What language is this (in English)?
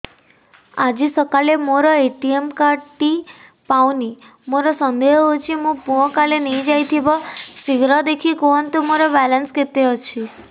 Odia